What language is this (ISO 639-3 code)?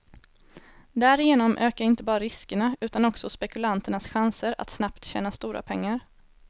swe